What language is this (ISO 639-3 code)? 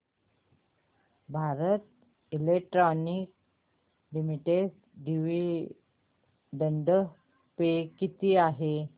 mar